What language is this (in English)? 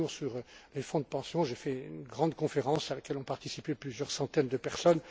French